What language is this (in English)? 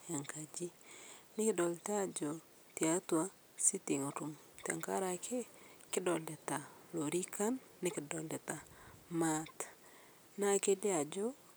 Masai